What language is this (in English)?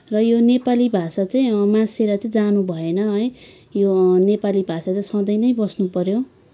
Nepali